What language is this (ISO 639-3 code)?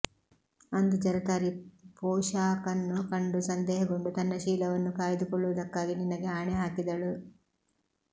kan